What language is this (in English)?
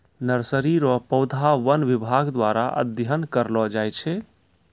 Maithili